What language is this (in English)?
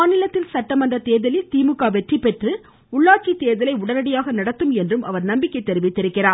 Tamil